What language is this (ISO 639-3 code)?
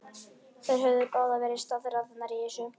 isl